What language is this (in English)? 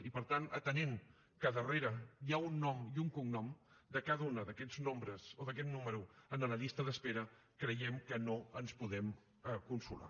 Catalan